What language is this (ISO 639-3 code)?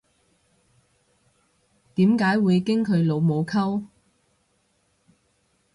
yue